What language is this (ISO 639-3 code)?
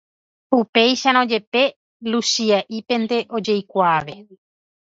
grn